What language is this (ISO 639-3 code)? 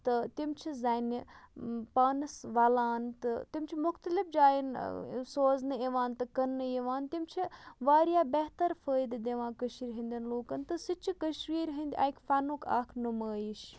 kas